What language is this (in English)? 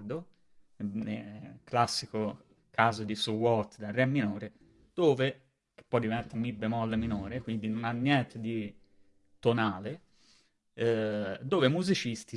Italian